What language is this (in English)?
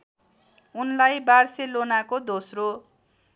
Nepali